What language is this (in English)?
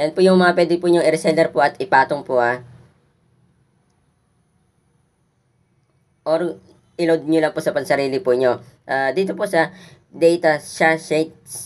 Filipino